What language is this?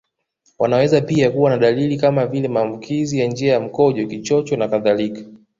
Swahili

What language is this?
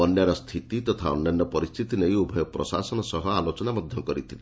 Odia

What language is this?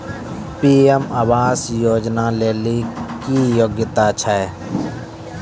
Maithili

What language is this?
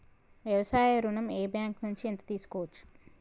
Telugu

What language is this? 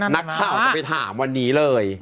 Thai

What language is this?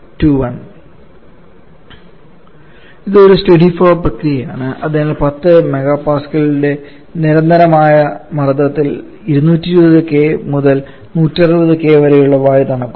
Malayalam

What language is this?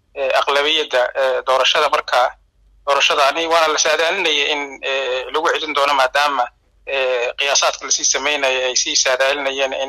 Arabic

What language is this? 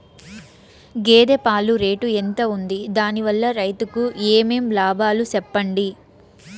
Telugu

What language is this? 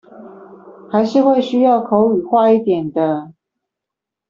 Chinese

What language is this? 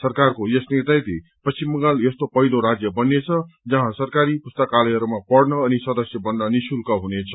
Nepali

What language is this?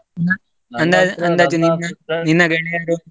Kannada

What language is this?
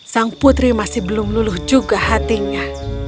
Indonesian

